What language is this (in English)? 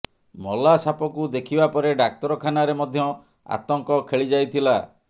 Odia